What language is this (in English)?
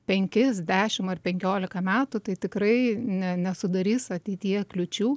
Lithuanian